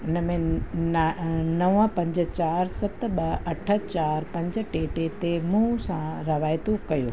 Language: Sindhi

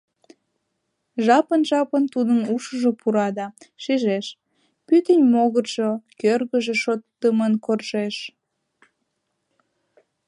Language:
Mari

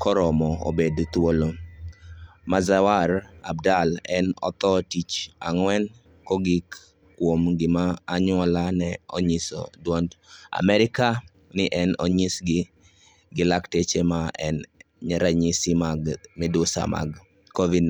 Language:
Luo (Kenya and Tanzania)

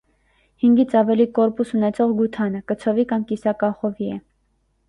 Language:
Armenian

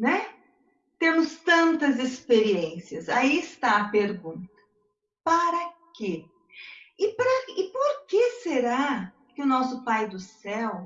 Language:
Portuguese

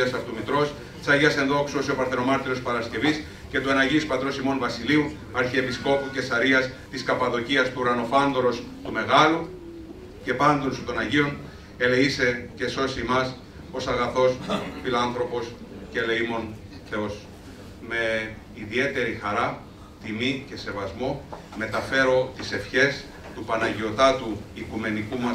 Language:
Greek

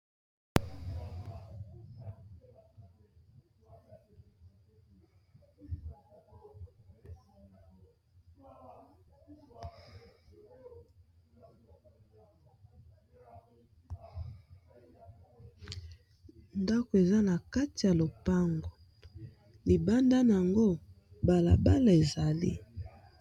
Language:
Lingala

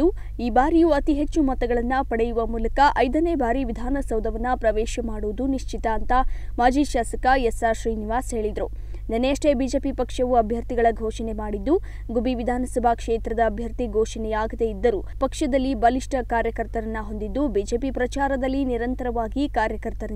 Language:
Romanian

